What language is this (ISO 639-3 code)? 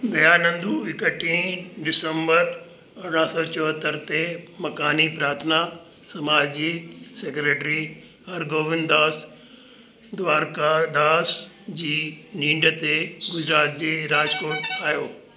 snd